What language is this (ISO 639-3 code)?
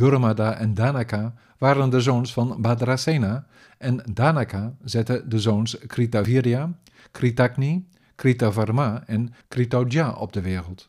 nld